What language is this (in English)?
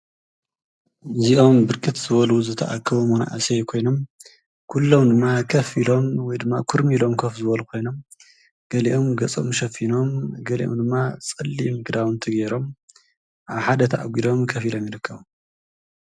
Tigrinya